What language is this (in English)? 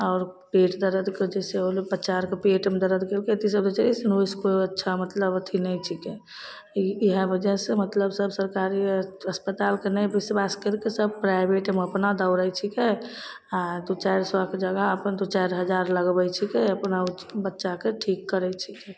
Maithili